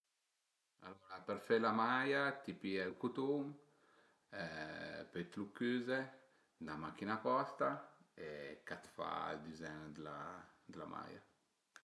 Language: Piedmontese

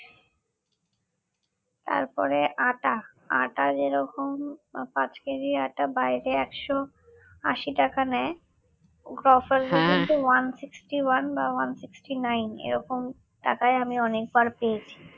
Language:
Bangla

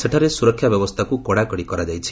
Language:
Odia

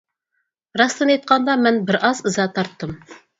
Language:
Uyghur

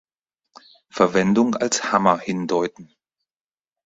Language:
German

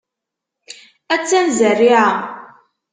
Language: Kabyle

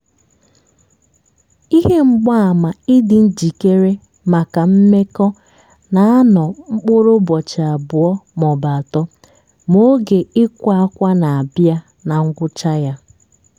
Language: Igbo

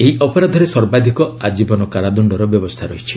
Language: Odia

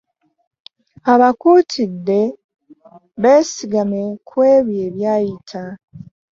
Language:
Ganda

